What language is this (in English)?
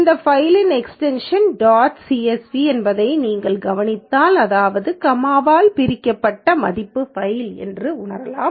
Tamil